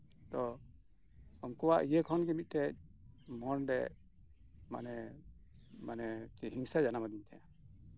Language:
Santali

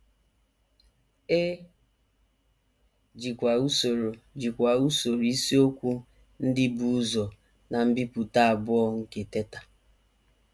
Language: Igbo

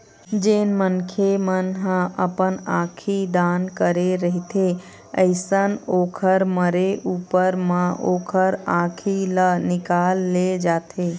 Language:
Chhattisgarhi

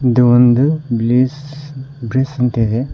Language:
Kannada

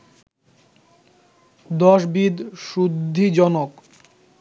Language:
Bangla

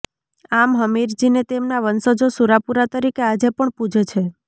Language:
Gujarati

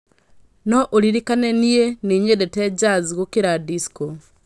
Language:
Kikuyu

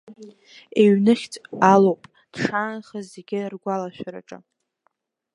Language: Abkhazian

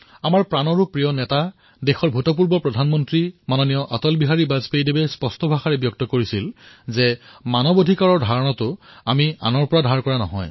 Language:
Assamese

